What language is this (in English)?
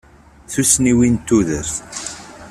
Kabyle